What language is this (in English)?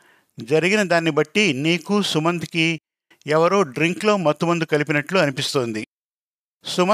Telugu